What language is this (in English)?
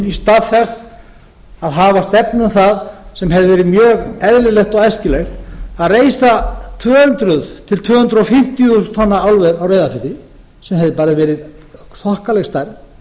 Icelandic